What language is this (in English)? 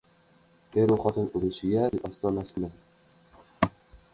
Uzbek